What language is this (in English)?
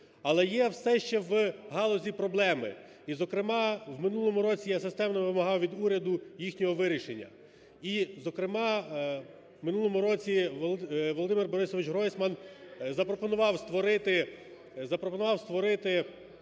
Ukrainian